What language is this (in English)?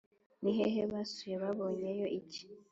Kinyarwanda